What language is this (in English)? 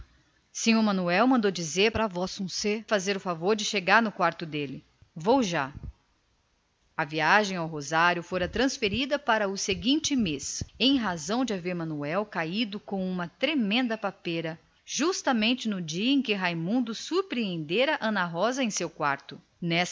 Portuguese